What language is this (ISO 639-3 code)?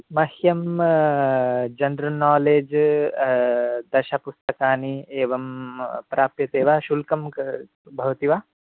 san